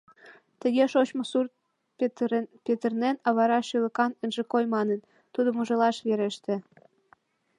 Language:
Mari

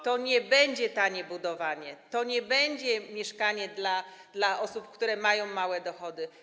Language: Polish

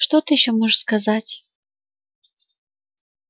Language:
Russian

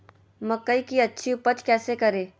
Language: Magahi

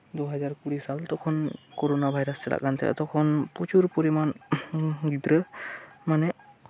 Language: Santali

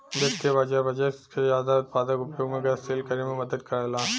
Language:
Bhojpuri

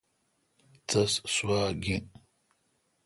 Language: Kalkoti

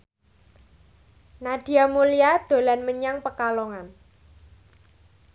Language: Javanese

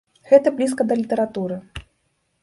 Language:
Belarusian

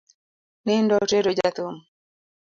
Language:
Luo (Kenya and Tanzania)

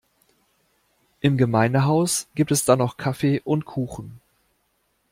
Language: German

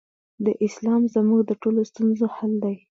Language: Pashto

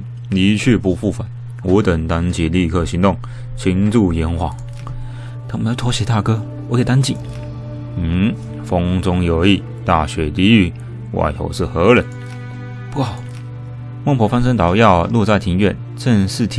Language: Chinese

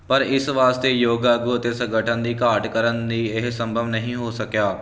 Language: Punjabi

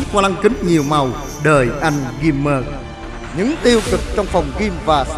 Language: Vietnamese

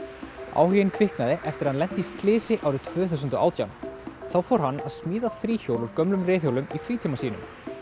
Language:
Icelandic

